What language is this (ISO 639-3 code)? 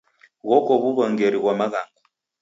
dav